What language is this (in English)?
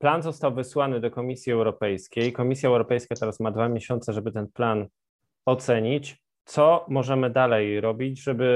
Polish